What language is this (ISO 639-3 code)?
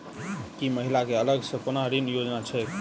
mai